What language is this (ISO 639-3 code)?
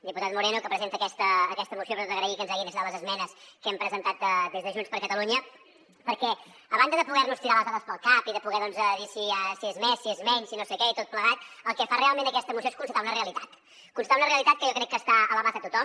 cat